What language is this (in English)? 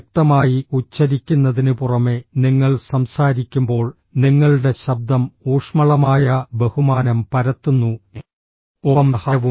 Malayalam